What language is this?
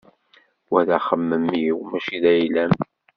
Kabyle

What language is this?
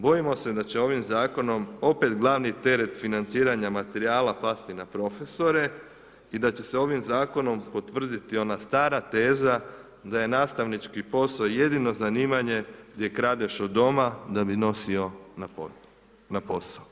Croatian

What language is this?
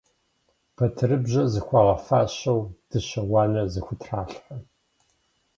Kabardian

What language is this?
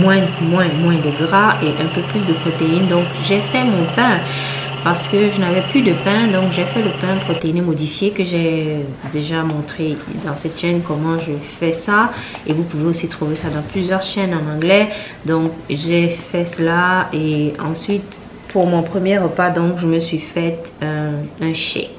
French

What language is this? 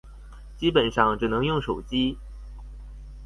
Chinese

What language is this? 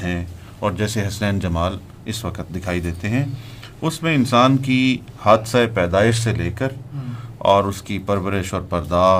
Urdu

